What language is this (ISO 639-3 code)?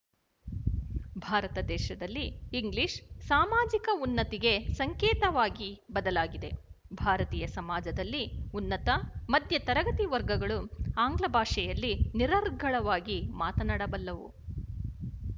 kan